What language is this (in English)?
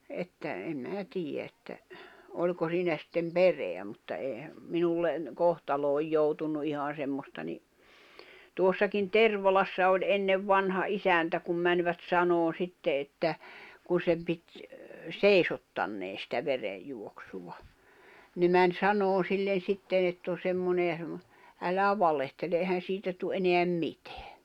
Finnish